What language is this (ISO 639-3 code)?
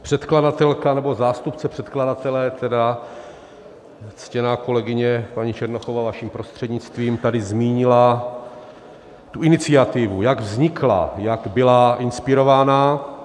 ces